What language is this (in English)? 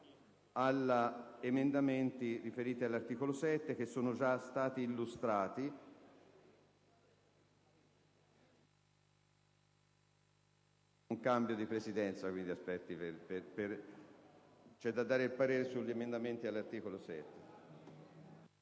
Italian